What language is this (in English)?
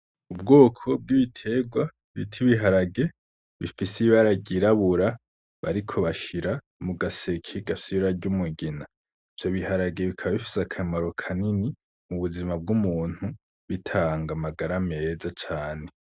Rundi